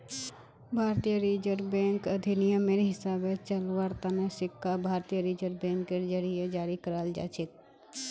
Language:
Magahi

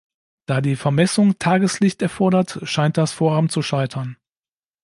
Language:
German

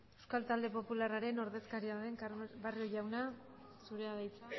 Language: Basque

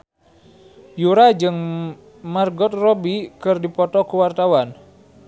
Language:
Sundanese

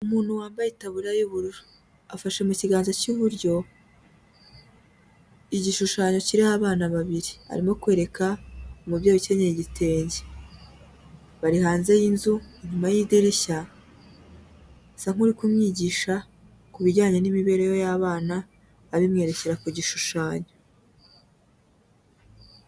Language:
Kinyarwanda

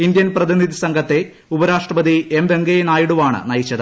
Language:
Malayalam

